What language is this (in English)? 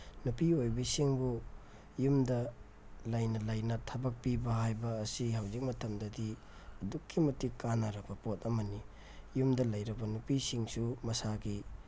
Manipuri